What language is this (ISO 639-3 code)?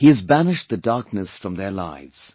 eng